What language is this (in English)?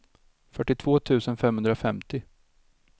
Swedish